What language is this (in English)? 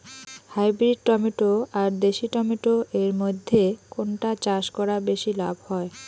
Bangla